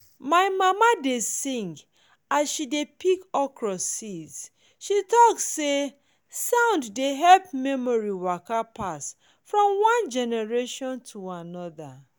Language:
Nigerian Pidgin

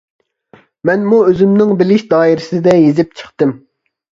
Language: Uyghur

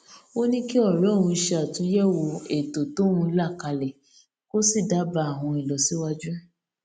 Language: Yoruba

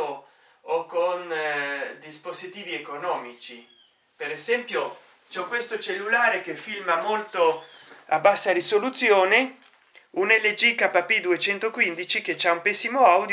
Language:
Italian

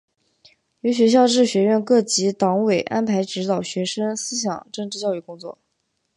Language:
Chinese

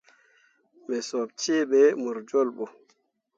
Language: Mundang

